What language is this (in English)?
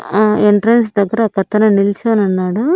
Telugu